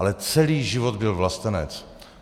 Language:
Czech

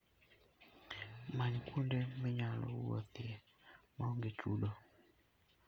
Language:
Luo (Kenya and Tanzania)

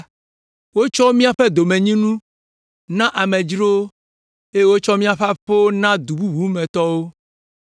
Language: Ewe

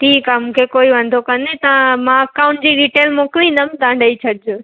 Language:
Sindhi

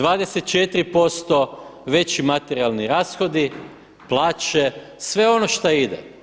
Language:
Croatian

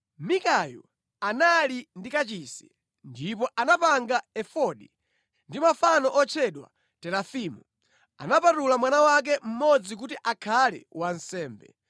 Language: Nyanja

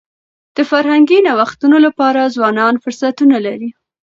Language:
Pashto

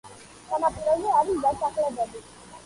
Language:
Georgian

